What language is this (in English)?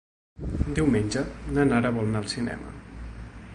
Catalan